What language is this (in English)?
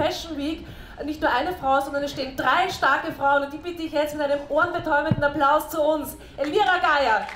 German